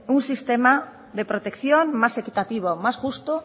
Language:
Basque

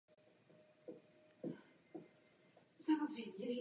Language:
Czech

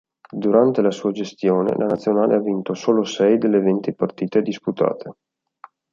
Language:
Italian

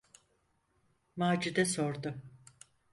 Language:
Turkish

